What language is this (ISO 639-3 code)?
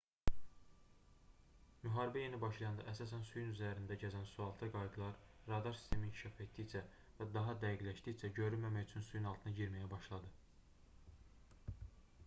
aze